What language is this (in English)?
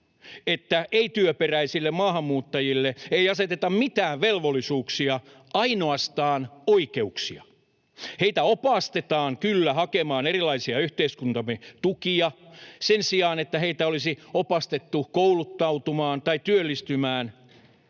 Finnish